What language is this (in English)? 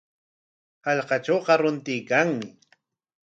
Corongo Ancash Quechua